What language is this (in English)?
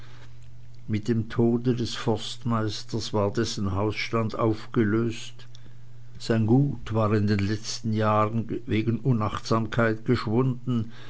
German